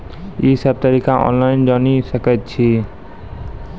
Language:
Maithili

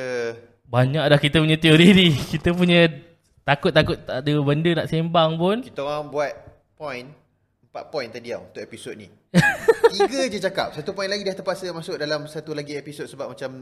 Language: Malay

